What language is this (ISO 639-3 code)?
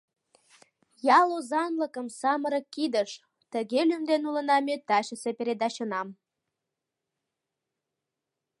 chm